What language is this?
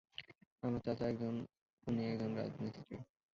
Bangla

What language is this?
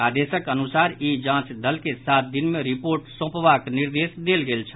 Maithili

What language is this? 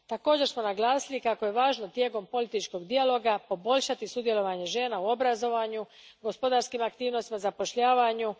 Croatian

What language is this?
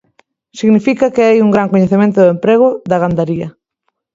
Galician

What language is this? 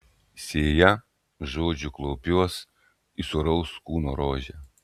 Lithuanian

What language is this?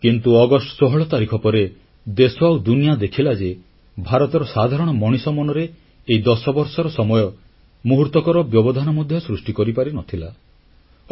Odia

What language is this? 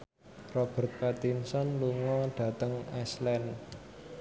Javanese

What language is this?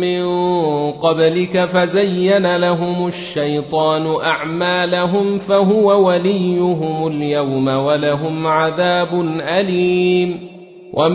Arabic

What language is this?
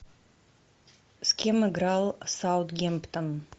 Russian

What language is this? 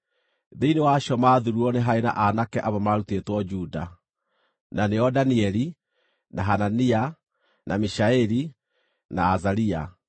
Kikuyu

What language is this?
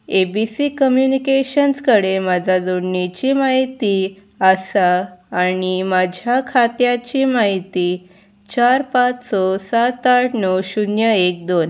Konkani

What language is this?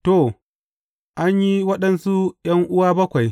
Hausa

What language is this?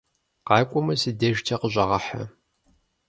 Kabardian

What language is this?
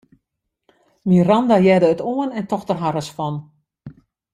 Western Frisian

